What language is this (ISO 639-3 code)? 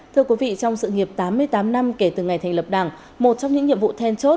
vie